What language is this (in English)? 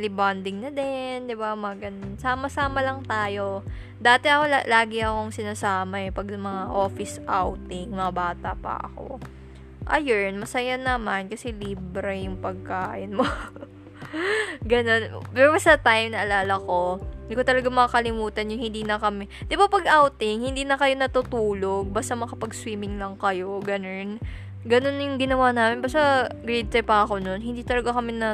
Filipino